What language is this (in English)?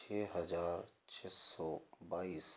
Hindi